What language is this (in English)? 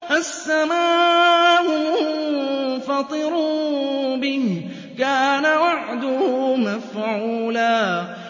Arabic